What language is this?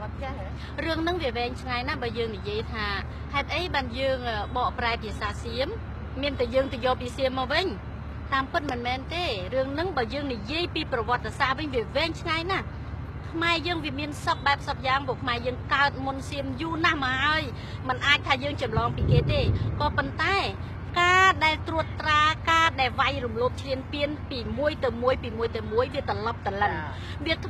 Thai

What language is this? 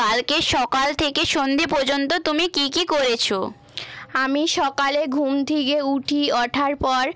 Bangla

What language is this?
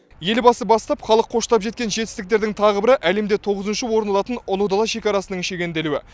Kazakh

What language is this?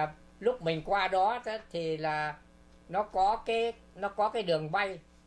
Vietnamese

